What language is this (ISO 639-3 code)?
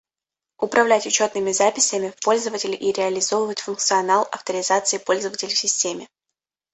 rus